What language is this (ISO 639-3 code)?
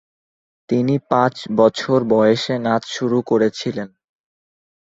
ben